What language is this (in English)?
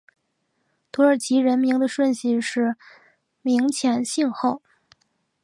Chinese